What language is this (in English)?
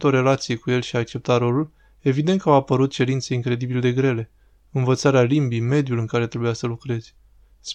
Romanian